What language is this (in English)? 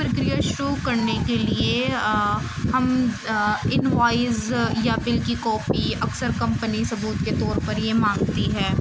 Urdu